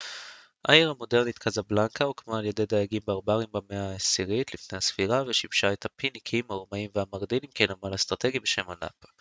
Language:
Hebrew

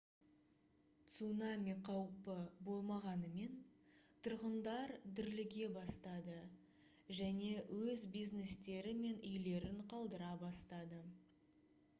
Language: Kazakh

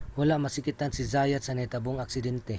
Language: Cebuano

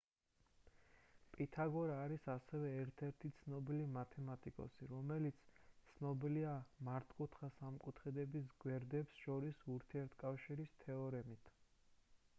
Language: Georgian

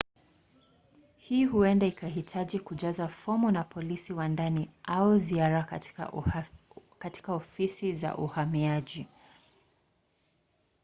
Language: Swahili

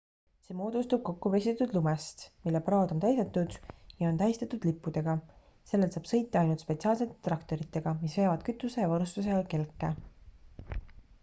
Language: Estonian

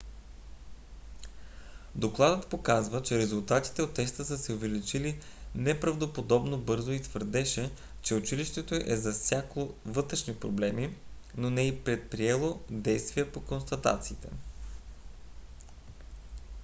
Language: Bulgarian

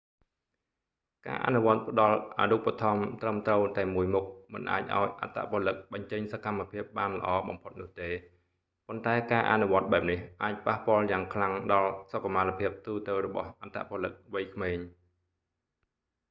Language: Khmer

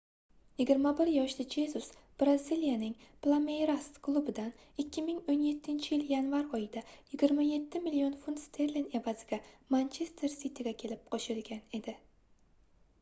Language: Uzbek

